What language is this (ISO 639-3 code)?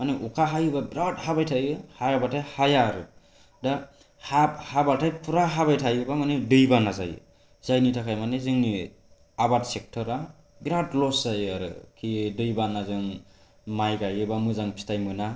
brx